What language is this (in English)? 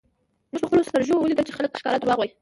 Pashto